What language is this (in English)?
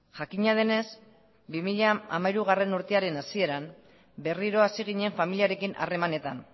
Basque